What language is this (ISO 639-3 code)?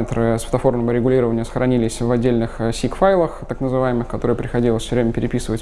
rus